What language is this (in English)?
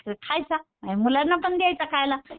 Marathi